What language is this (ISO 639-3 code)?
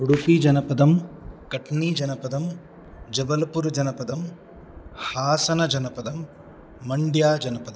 san